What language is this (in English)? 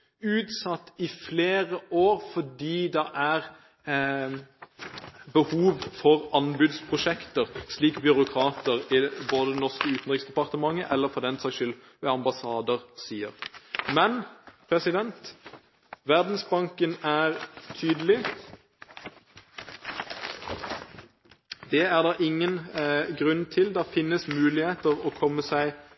Norwegian Bokmål